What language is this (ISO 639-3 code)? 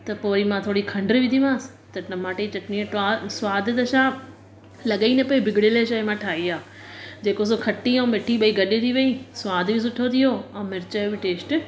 snd